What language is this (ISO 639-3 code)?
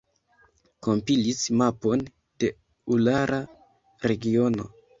epo